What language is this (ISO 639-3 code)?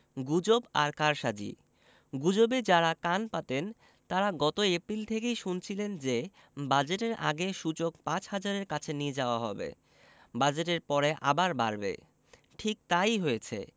ben